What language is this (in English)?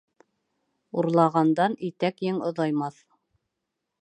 Bashkir